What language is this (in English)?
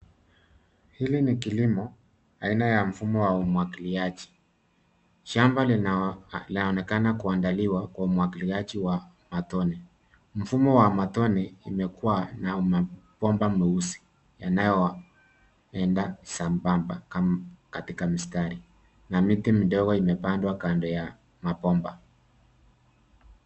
Swahili